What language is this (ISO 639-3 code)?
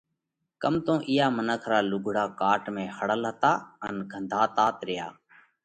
kvx